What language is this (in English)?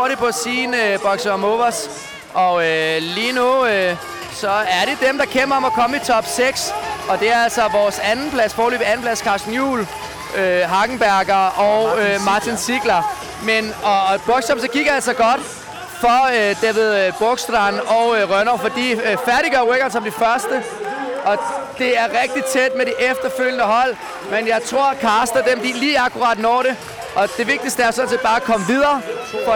Danish